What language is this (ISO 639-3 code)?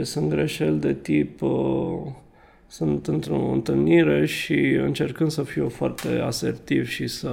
ron